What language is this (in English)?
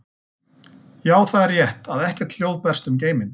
Icelandic